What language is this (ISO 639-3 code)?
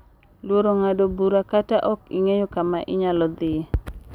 luo